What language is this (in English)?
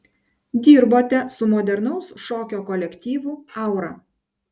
Lithuanian